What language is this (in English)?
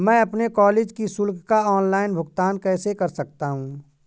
Hindi